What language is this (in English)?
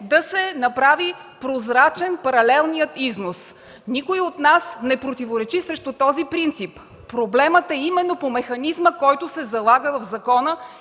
Bulgarian